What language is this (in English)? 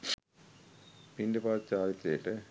Sinhala